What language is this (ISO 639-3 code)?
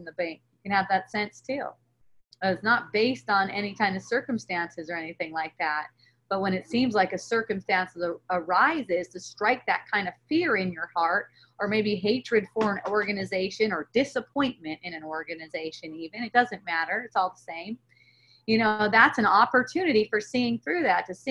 eng